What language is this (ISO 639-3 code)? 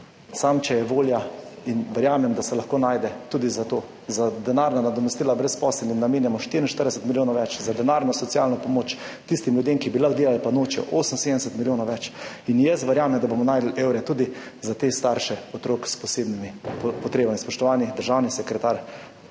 slv